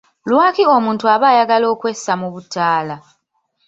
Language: Ganda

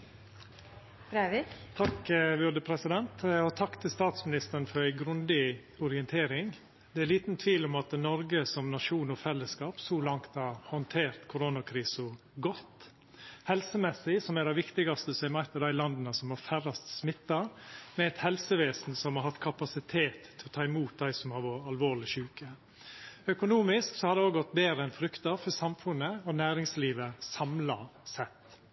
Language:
Norwegian Nynorsk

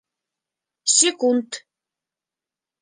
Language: Bashkir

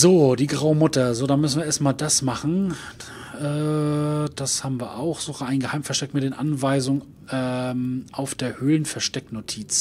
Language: German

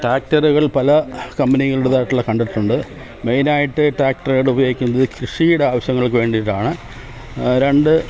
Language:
Malayalam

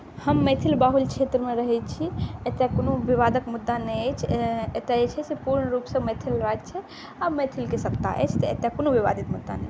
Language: Maithili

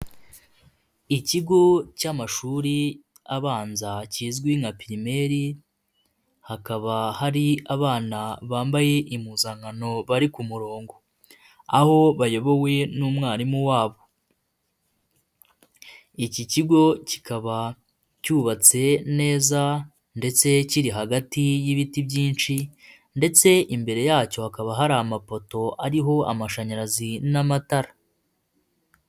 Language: Kinyarwanda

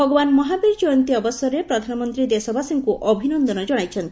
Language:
Odia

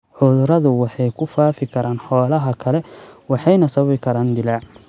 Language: Somali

